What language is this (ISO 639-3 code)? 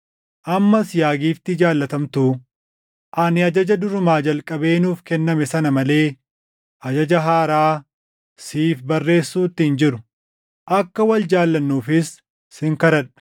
orm